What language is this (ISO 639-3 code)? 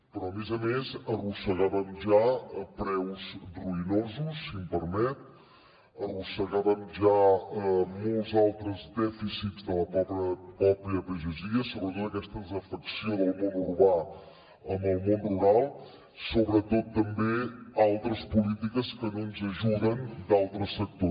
cat